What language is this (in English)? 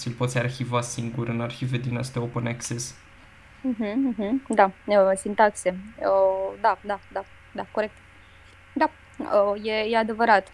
Romanian